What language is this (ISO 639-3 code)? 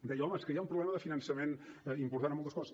cat